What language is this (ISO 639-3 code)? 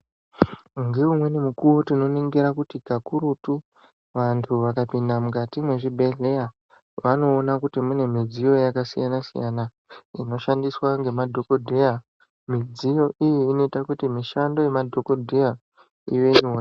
ndc